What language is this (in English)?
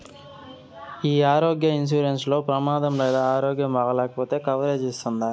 Telugu